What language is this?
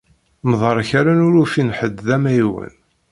Kabyle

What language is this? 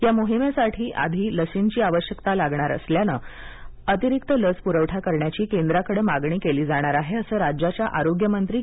Marathi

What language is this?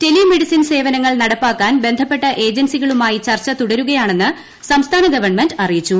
Malayalam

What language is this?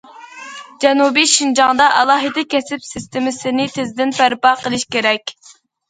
Uyghur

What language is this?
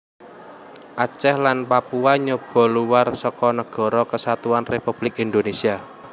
Javanese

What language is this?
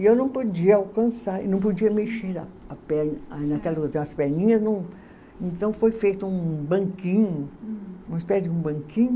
Portuguese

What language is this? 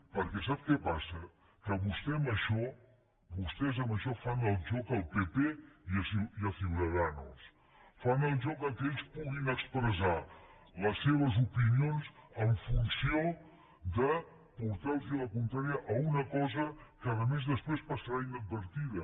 Catalan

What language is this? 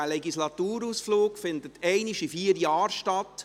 Swiss German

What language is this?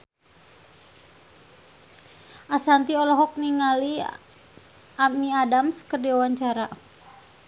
Sundanese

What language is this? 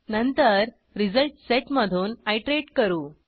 Marathi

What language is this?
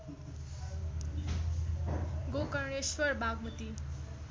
Nepali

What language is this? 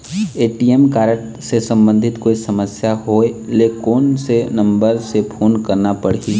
Chhattisgarhi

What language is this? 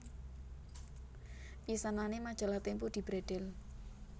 Javanese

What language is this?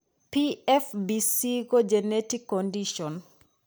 Kalenjin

